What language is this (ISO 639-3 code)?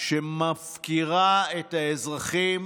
heb